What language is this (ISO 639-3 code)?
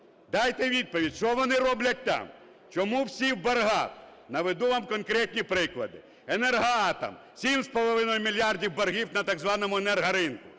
ukr